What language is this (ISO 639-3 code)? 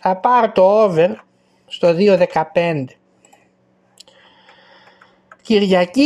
ell